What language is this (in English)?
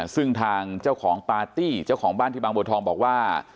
Thai